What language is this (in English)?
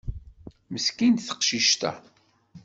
Kabyle